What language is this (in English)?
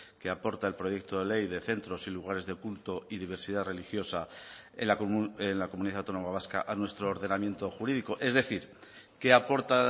Spanish